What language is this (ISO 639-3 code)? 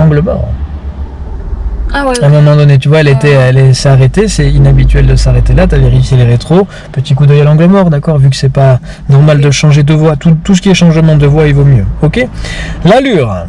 fra